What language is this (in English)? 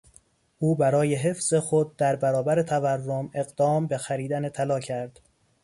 Persian